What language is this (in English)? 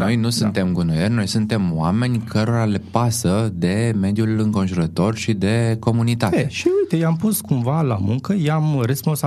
Romanian